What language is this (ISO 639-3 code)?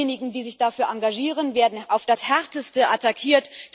deu